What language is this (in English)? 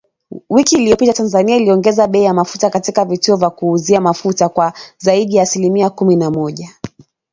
Swahili